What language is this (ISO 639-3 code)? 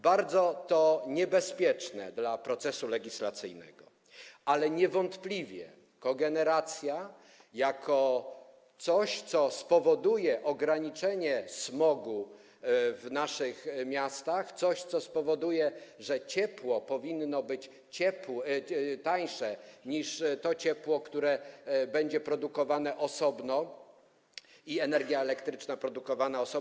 pol